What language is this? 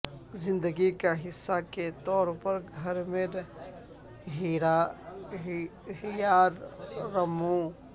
Urdu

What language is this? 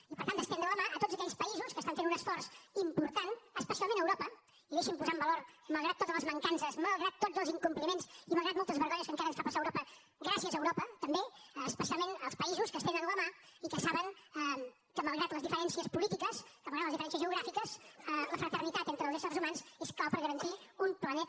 Catalan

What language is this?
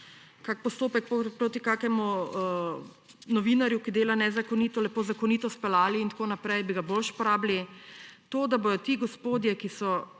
Slovenian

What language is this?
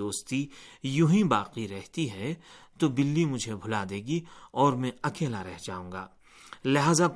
Urdu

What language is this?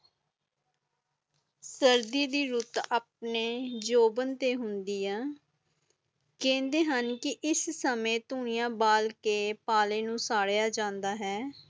Punjabi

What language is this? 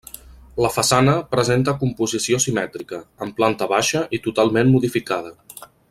Catalan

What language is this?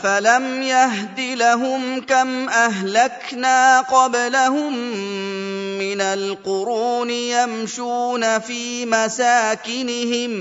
Arabic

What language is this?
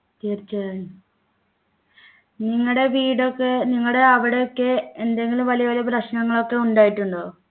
Malayalam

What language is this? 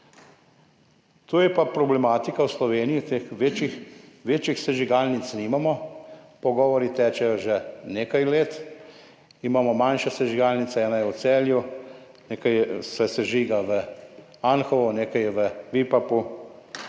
Slovenian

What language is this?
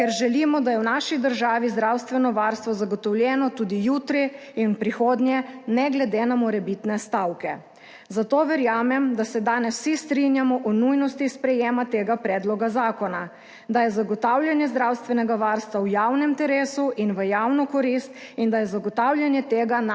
Slovenian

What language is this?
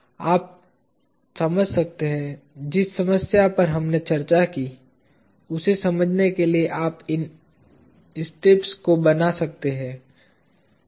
Hindi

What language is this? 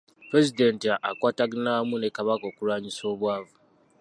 Ganda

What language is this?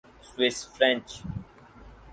Urdu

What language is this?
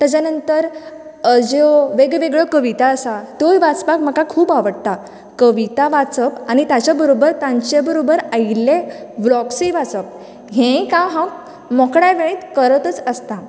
Konkani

